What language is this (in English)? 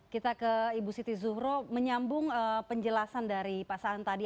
Indonesian